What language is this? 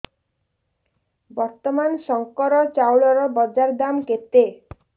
Odia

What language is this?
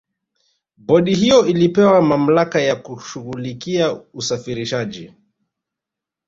Swahili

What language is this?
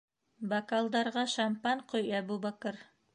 Bashkir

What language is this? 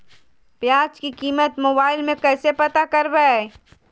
Magahi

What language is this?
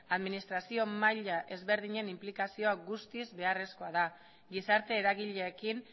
Basque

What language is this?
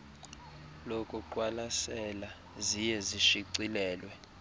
Xhosa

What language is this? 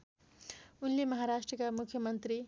Nepali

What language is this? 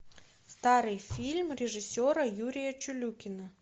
Russian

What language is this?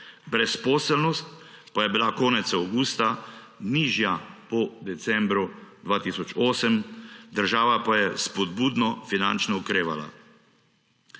Slovenian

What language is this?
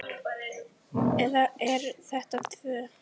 Icelandic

